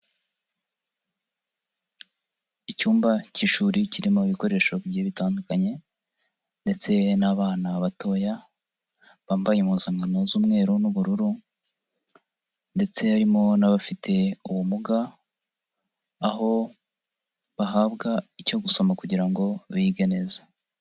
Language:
Kinyarwanda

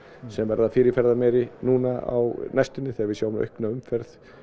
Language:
Icelandic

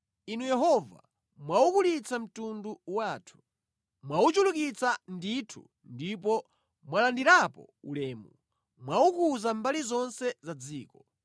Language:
Nyanja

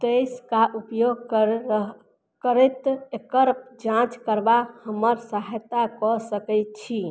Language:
Maithili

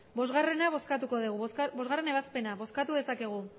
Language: Basque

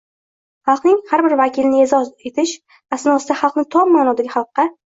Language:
Uzbek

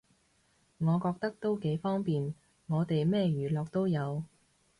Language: Cantonese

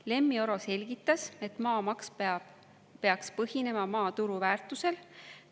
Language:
Estonian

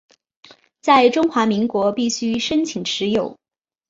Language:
Chinese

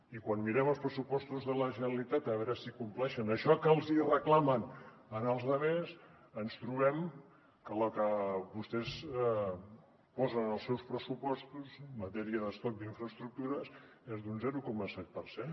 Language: Catalan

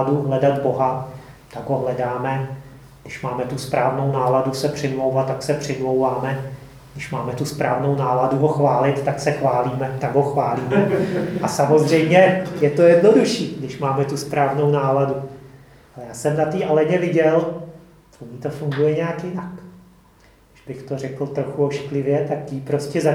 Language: Czech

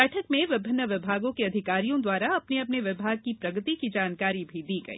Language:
Hindi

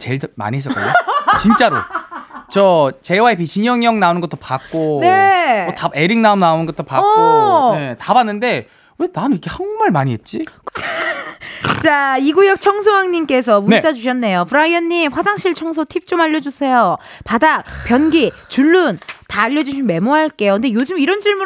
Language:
Korean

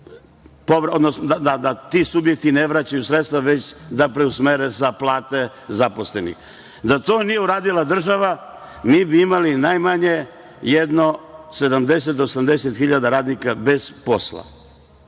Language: Serbian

